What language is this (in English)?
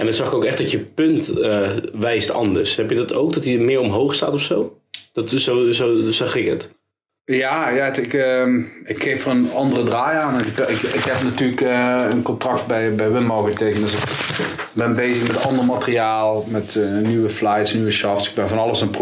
Dutch